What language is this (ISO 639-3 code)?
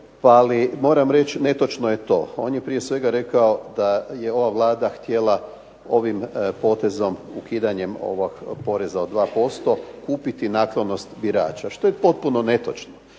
hrv